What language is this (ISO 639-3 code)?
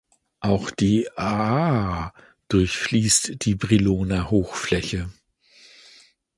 deu